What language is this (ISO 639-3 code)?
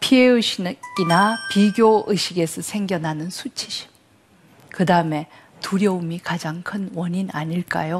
kor